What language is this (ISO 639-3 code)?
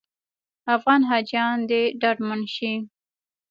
pus